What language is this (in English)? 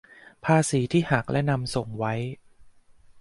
Thai